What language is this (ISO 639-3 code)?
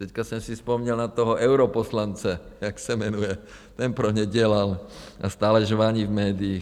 ces